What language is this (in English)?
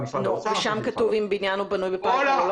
Hebrew